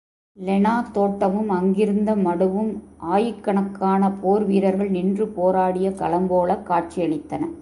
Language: Tamil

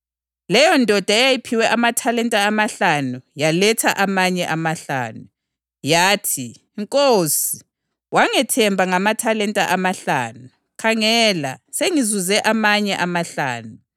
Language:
North Ndebele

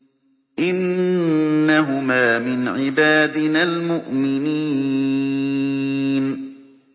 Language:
Arabic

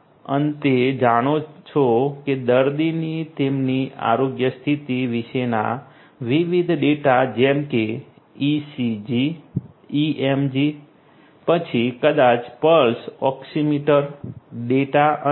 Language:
Gujarati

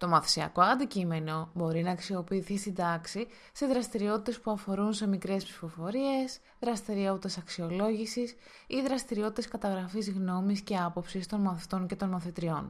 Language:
Greek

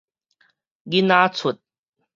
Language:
Min Nan Chinese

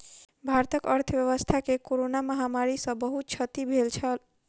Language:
Maithili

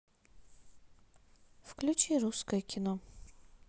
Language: Russian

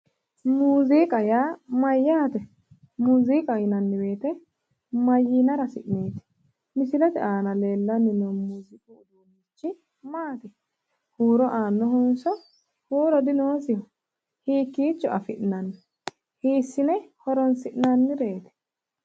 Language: Sidamo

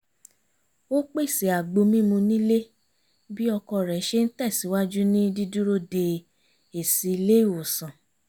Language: Yoruba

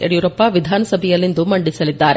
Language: Kannada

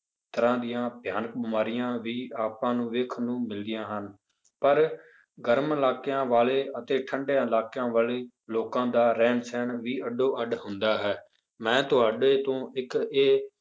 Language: Punjabi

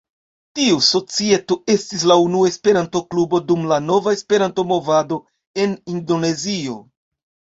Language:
Esperanto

